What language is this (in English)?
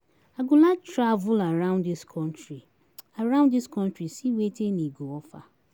Nigerian Pidgin